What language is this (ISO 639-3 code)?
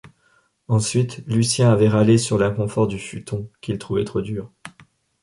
fra